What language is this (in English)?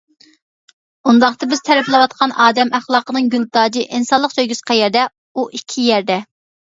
Uyghur